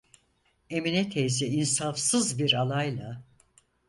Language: Turkish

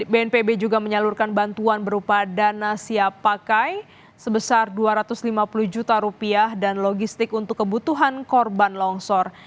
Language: Indonesian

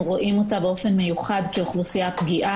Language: Hebrew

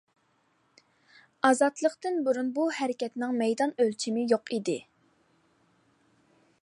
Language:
Uyghur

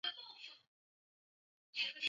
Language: Chinese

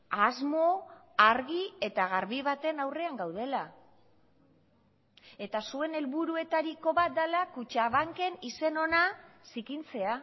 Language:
Basque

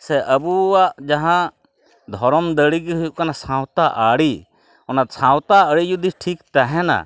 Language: Santali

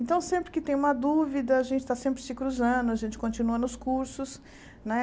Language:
Portuguese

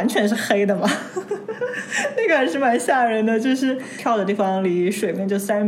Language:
Chinese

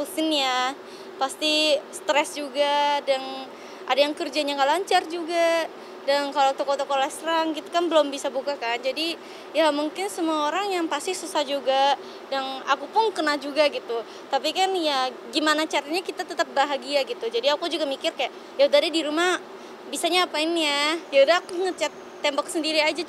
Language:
Indonesian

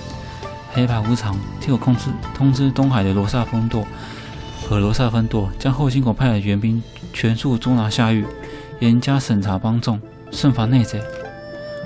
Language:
Chinese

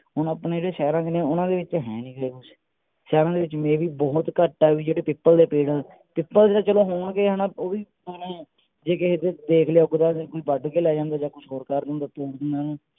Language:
Punjabi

